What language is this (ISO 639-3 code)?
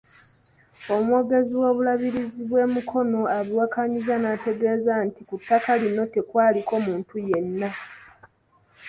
lug